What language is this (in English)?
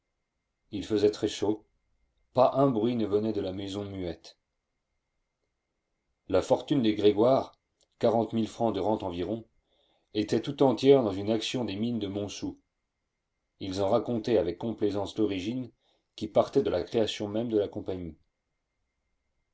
French